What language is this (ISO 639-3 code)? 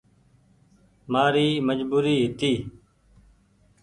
gig